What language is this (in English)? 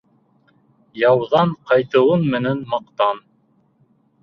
Bashkir